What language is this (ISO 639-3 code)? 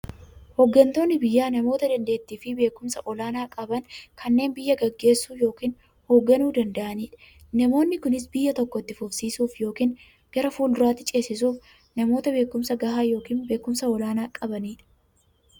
orm